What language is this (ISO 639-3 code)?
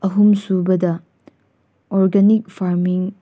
mni